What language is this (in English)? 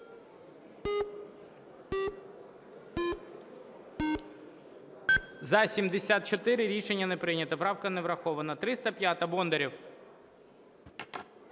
Ukrainian